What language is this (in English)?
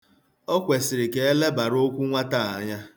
Igbo